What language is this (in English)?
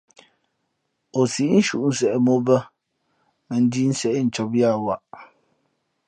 Fe'fe'